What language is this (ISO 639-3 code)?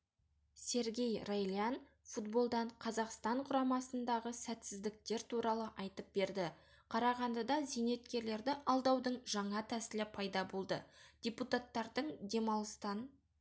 kaz